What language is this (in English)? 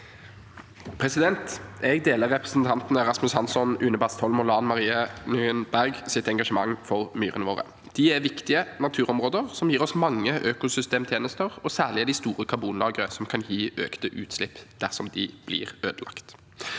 Norwegian